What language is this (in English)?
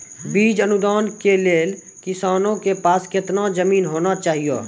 Maithili